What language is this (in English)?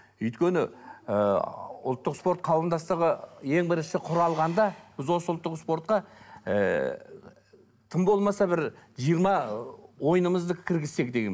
Kazakh